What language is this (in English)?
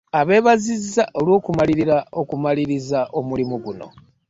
Ganda